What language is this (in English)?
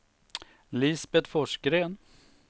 Swedish